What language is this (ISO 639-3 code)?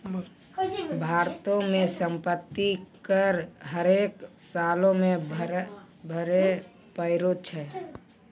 mai